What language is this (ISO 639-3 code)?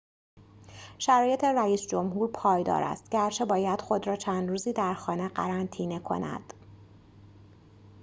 fas